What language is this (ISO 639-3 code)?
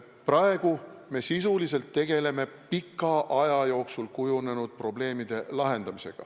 est